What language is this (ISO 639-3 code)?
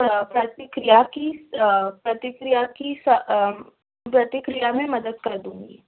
urd